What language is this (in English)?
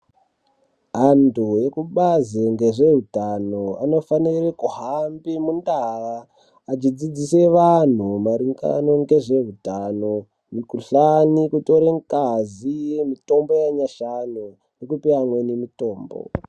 Ndau